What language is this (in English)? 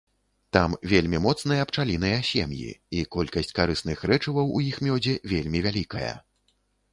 Belarusian